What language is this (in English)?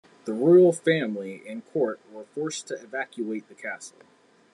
English